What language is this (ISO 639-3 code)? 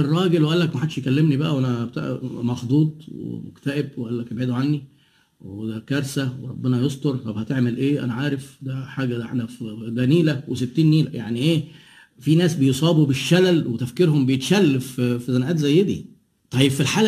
ara